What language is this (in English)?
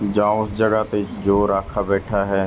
Punjabi